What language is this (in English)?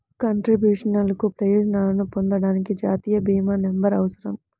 Telugu